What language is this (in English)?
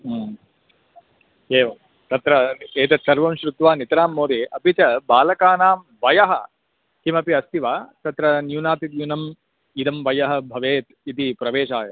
Sanskrit